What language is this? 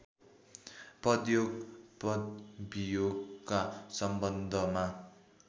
Nepali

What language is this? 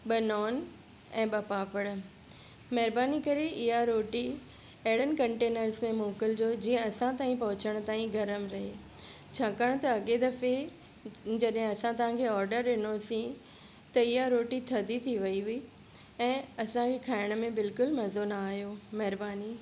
Sindhi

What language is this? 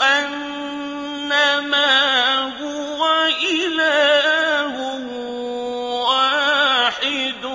Arabic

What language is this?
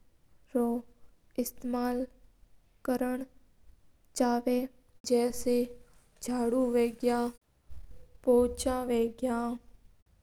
Mewari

